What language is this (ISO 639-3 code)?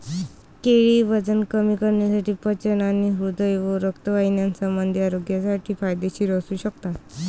mar